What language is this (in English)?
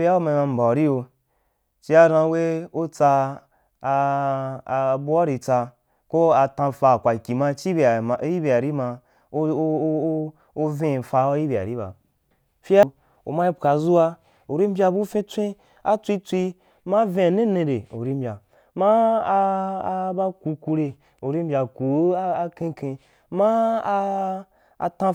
Wapan